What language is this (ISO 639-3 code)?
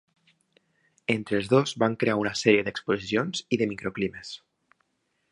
cat